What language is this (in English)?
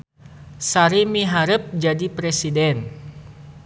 Sundanese